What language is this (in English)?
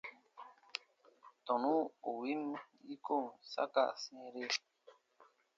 Baatonum